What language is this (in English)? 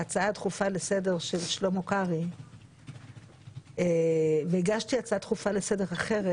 Hebrew